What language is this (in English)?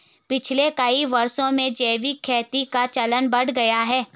Hindi